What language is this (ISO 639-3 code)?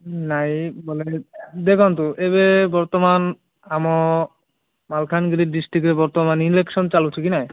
ori